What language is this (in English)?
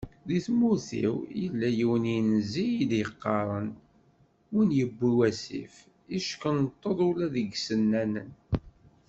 Kabyle